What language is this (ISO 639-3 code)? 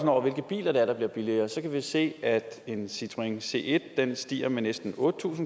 dan